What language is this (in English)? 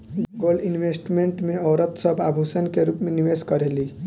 Bhojpuri